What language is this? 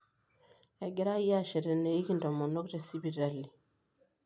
Masai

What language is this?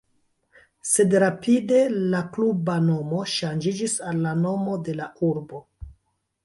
Esperanto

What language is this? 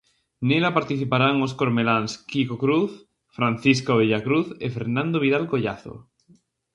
Galician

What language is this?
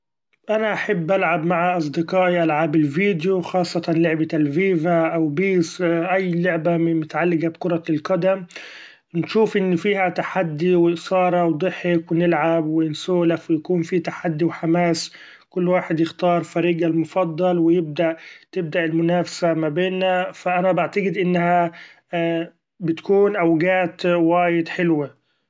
Gulf Arabic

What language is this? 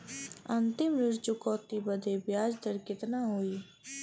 Bhojpuri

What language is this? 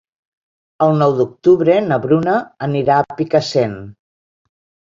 Catalan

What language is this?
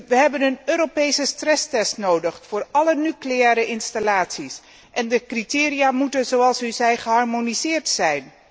Dutch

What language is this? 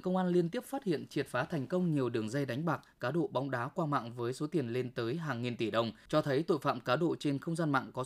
Vietnamese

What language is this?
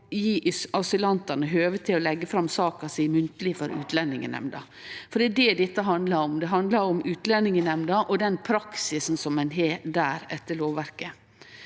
Norwegian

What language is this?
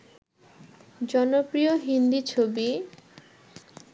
Bangla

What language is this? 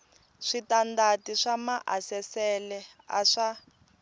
Tsonga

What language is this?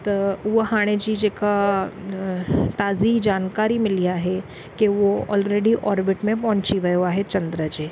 Sindhi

